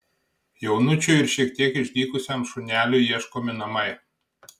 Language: Lithuanian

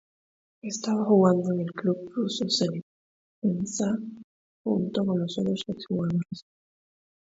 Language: Spanish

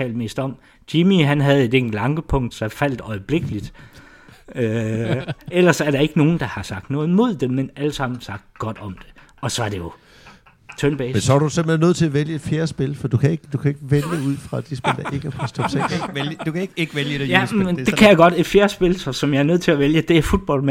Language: Danish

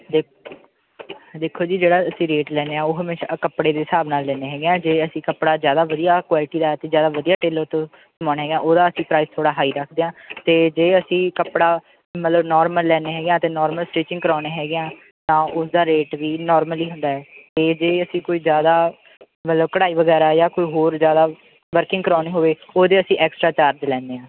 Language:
Punjabi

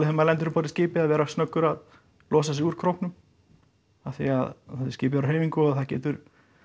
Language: Icelandic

